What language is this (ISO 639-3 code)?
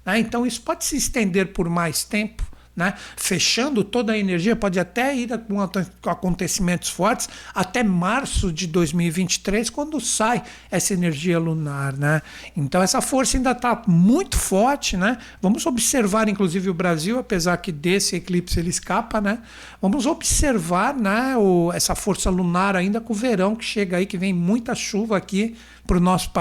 por